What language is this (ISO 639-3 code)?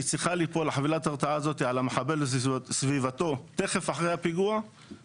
heb